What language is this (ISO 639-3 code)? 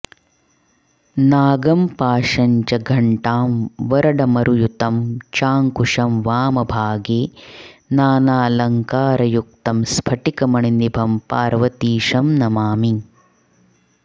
san